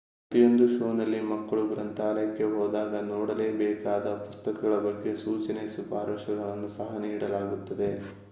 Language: Kannada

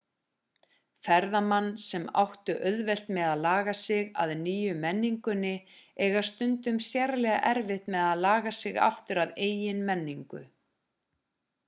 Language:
Icelandic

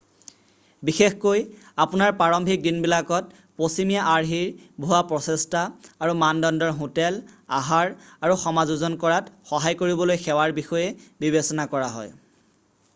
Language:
Assamese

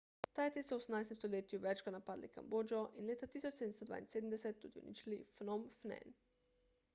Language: Slovenian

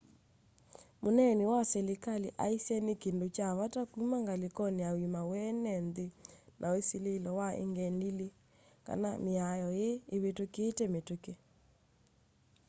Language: Kamba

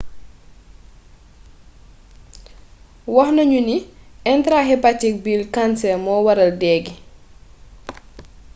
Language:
Wolof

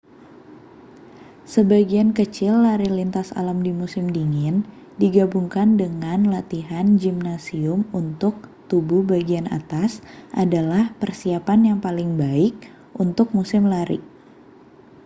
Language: Indonesian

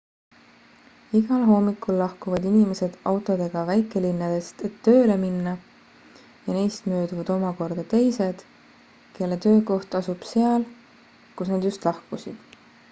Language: Estonian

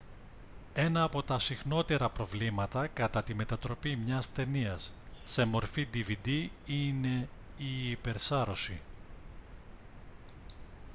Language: Greek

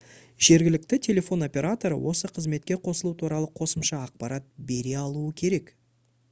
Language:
Kazakh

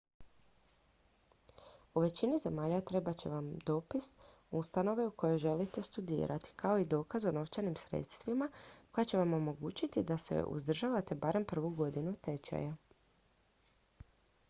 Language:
Croatian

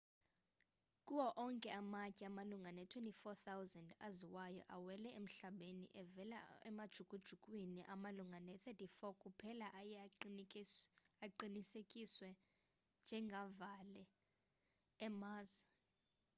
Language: Xhosa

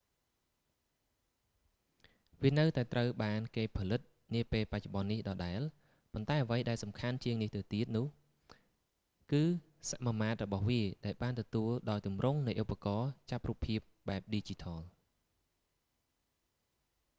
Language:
Khmer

